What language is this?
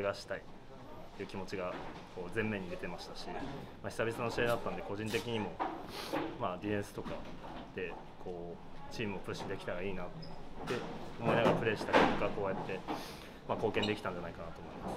Japanese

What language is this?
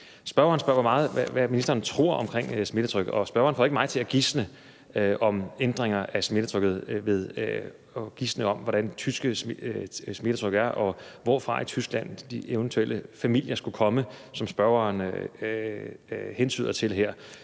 Danish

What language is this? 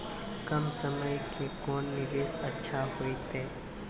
Maithili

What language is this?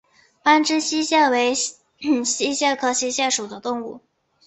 Chinese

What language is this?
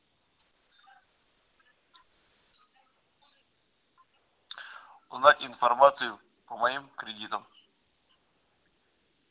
Russian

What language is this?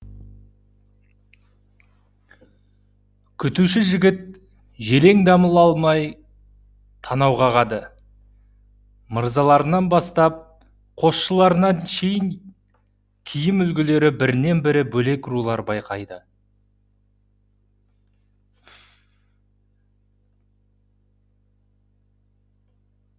Kazakh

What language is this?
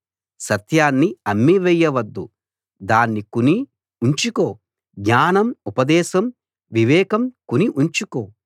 Telugu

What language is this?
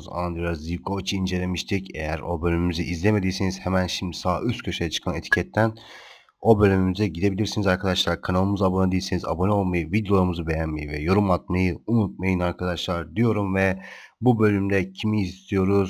Turkish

